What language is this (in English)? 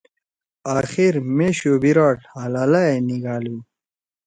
Torwali